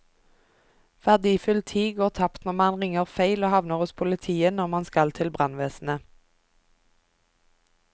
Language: Norwegian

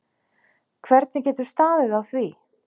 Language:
Icelandic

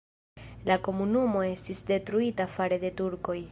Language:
Esperanto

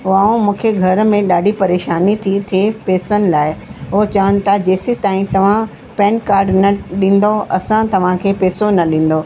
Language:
Sindhi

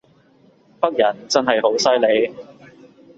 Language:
Cantonese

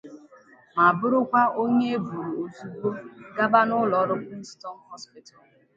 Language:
Igbo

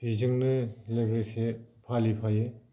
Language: Bodo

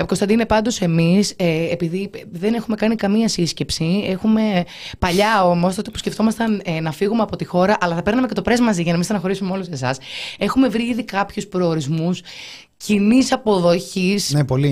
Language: Greek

